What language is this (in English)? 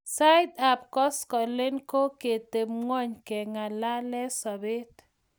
Kalenjin